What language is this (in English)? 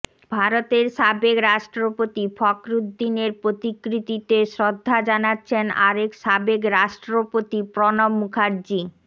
Bangla